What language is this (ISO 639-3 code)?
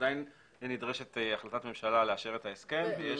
heb